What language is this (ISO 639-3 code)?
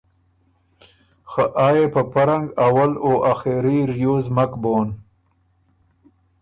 oru